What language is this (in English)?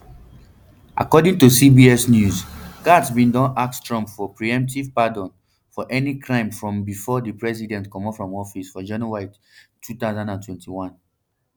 Nigerian Pidgin